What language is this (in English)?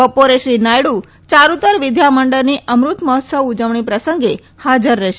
Gujarati